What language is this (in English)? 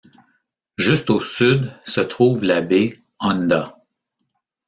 French